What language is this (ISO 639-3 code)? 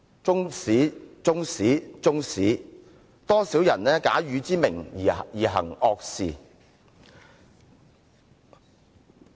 yue